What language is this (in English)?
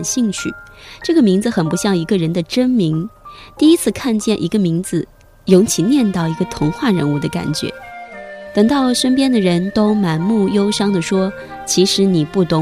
Chinese